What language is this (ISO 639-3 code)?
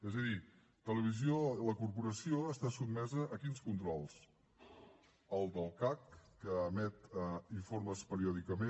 cat